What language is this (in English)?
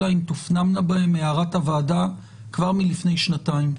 Hebrew